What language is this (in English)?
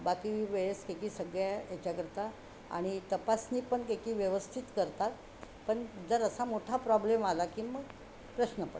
Marathi